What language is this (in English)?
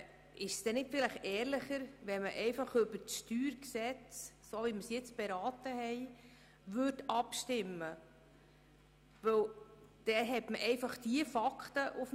Swiss German